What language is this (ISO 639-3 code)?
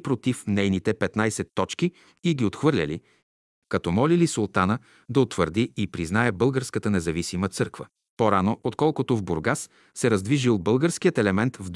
bul